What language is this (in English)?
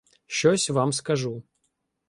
Ukrainian